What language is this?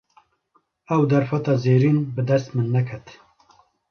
Kurdish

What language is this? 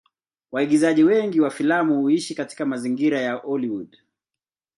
Swahili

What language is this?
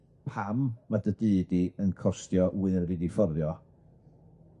Welsh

